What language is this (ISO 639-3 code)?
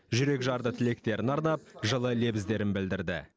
kaz